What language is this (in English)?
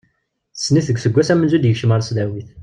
Kabyle